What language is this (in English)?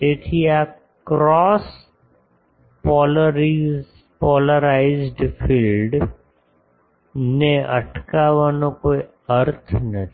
Gujarati